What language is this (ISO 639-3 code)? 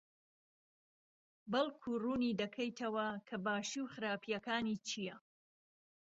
ckb